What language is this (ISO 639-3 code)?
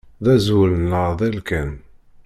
kab